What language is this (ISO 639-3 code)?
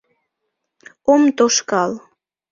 chm